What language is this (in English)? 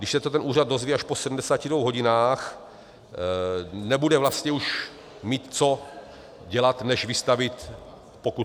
Czech